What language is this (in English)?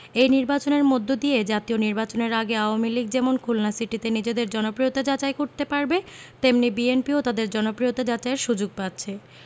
Bangla